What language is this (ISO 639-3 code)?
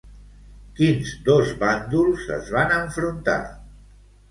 cat